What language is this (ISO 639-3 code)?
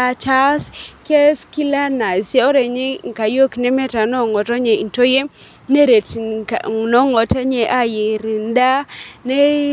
mas